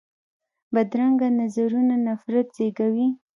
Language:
Pashto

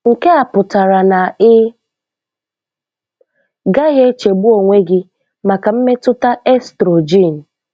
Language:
Igbo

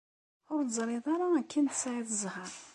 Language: Kabyle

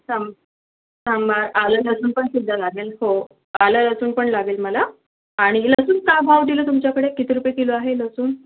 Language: Marathi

